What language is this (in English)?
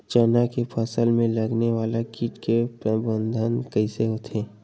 Chhattisgarhi